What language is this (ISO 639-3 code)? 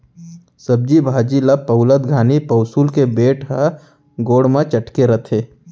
hne